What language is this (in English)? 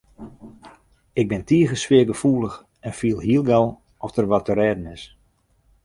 Western Frisian